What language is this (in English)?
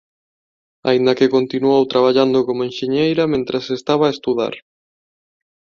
Galician